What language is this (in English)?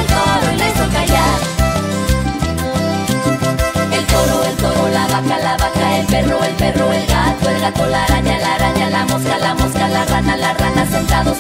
Spanish